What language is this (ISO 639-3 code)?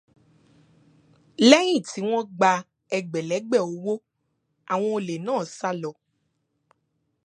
yor